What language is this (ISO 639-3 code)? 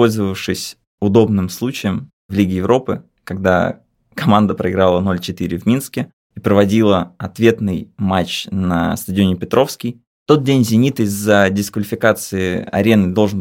rus